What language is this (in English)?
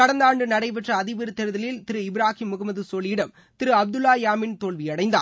Tamil